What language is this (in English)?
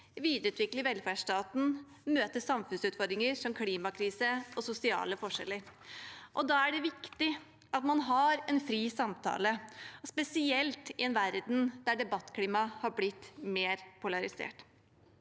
Norwegian